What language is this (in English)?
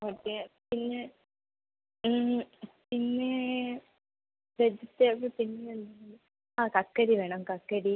Malayalam